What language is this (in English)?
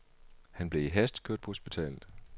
Danish